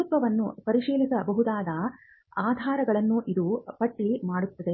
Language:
Kannada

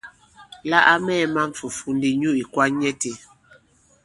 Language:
Bankon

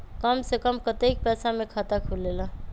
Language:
Magahi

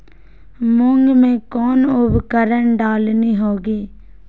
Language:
Magahi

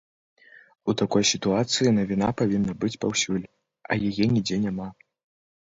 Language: Belarusian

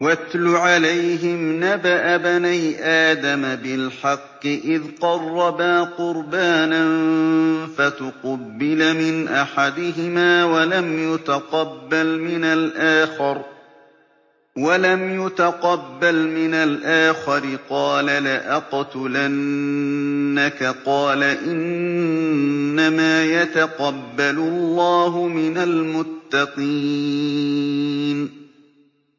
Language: Arabic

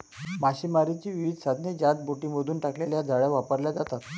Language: Marathi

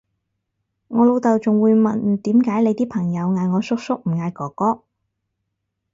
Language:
Cantonese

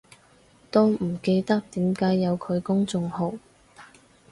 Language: Cantonese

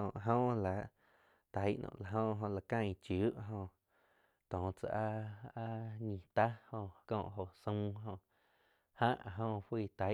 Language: Quiotepec Chinantec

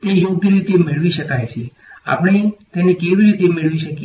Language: Gujarati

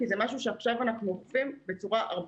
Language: Hebrew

